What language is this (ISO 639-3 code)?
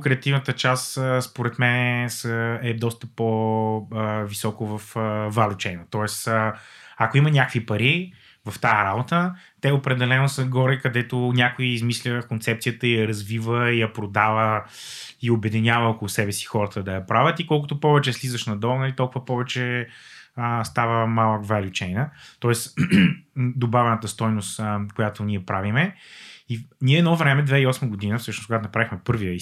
bul